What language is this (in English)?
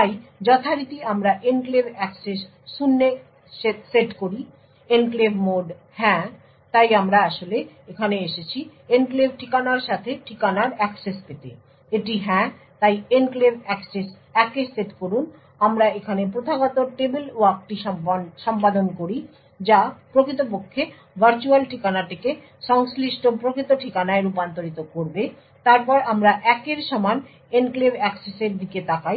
Bangla